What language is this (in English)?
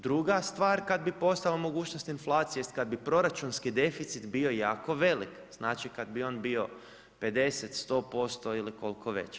Croatian